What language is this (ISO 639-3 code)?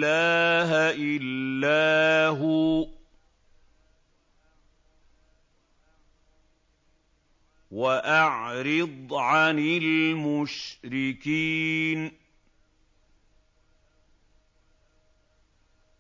ara